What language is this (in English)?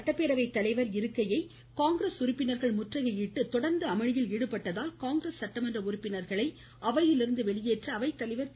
Tamil